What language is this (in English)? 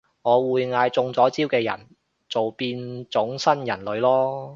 Cantonese